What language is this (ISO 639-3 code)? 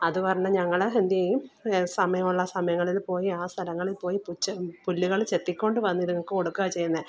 mal